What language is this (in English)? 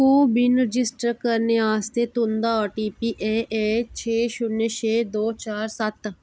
Dogri